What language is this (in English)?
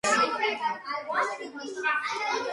Georgian